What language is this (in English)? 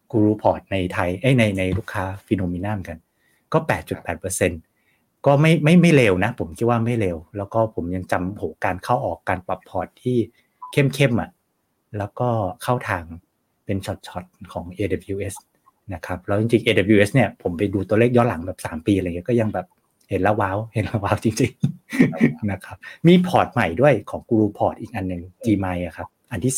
Thai